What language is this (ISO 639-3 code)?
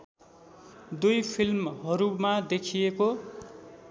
nep